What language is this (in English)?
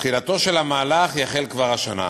Hebrew